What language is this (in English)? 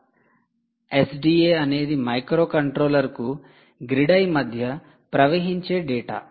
Telugu